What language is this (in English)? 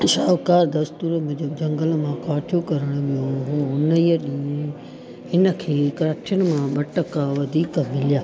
Sindhi